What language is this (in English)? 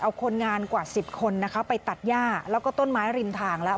Thai